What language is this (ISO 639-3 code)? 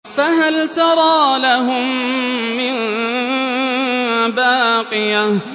ara